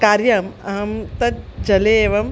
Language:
Sanskrit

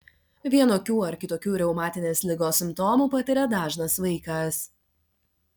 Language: Lithuanian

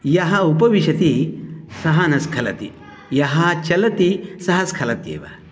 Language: Sanskrit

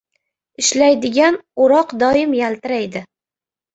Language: Uzbek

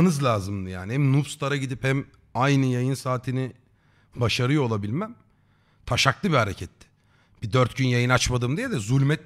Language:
Turkish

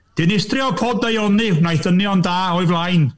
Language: Welsh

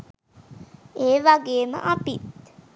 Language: Sinhala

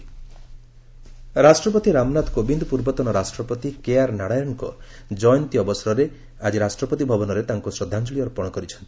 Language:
Odia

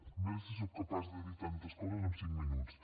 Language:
Catalan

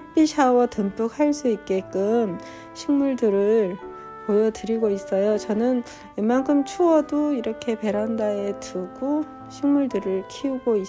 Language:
Korean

